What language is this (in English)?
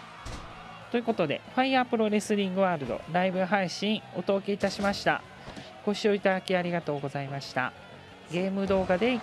Japanese